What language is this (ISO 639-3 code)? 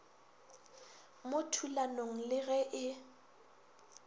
nso